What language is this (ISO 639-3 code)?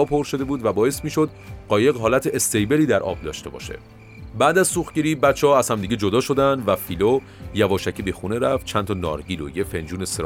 fas